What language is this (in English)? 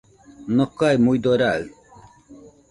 Nüpode Huitoto